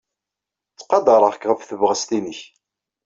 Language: Kabyle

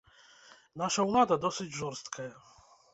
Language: Belarusian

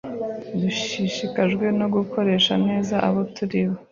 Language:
Kinyarwanda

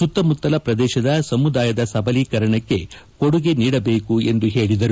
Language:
Kannada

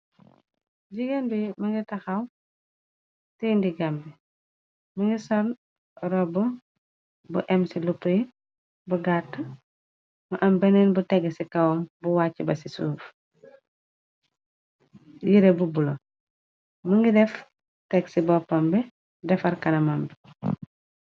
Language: Wolof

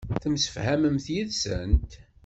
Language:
Kabyle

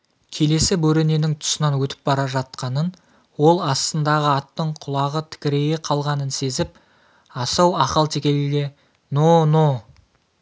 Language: Kazakh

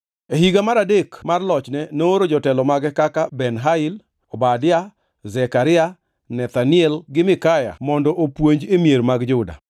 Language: Luo (Kenya and Tanzania)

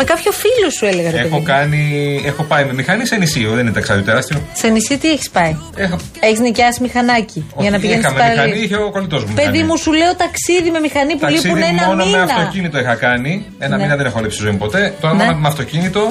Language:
Greek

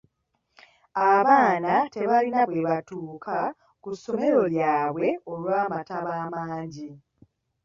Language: Ganda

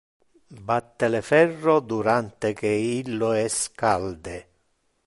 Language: Interlingua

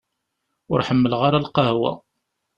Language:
Kabyle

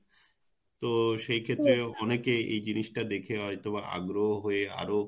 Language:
Bangla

